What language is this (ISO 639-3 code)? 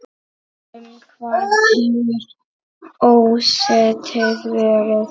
isl